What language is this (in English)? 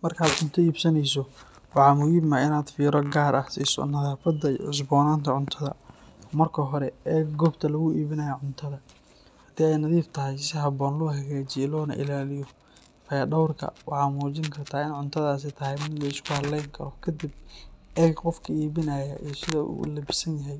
Somali